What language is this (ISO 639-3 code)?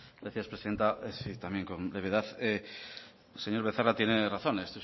spa